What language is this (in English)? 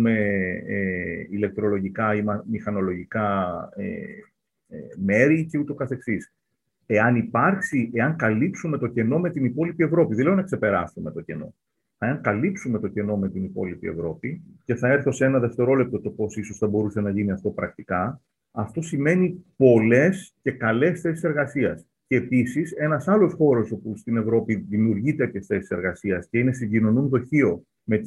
Greek